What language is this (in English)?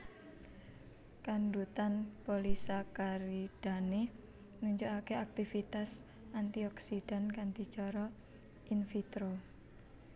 Javanese